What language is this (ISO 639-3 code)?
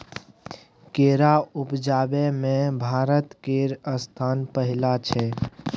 mai